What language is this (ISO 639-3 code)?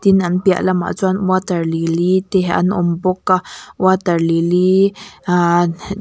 lus